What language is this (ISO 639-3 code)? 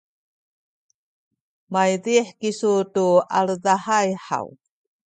szy